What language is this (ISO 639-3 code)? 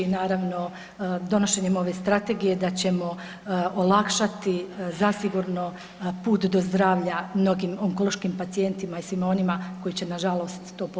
hrv